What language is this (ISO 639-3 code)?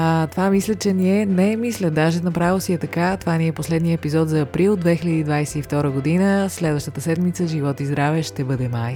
bul